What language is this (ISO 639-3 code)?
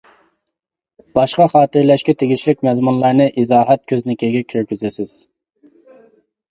uig